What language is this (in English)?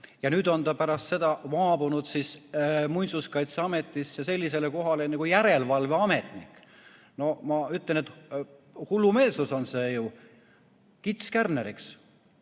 Estonian